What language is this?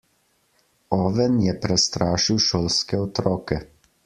Slovenian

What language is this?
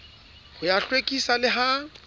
Southern Sotho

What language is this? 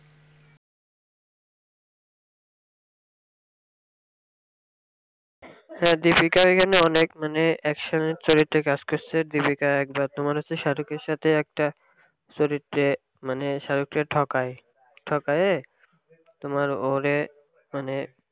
Bangla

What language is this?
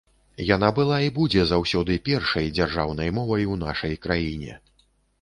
Belarusian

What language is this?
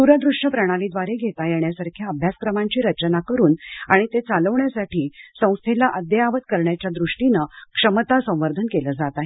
Marathi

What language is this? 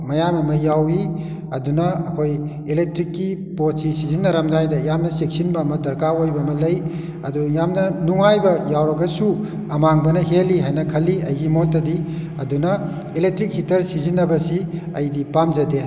Manipuri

